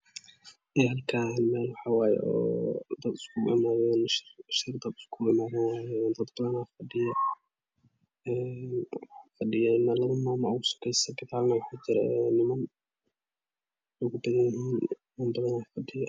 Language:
Somali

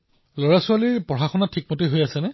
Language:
Assamese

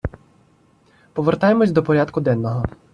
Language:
Ukrainian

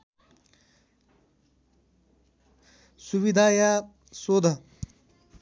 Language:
Nepali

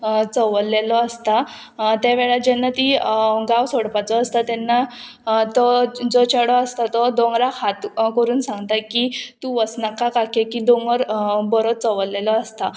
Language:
Konkani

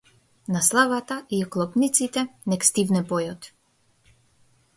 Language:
Macedonian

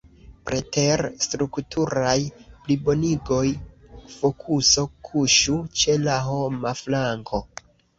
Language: Esperanto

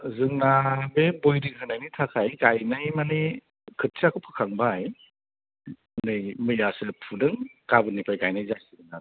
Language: Bodo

